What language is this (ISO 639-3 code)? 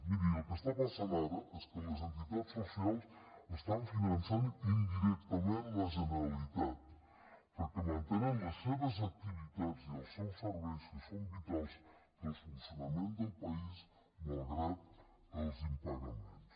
cat